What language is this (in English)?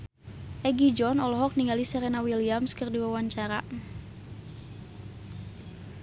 Sundanese